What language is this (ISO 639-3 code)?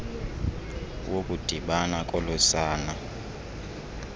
xho